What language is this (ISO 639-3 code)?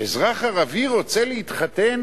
heb